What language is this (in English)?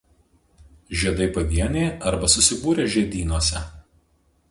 Lithuanian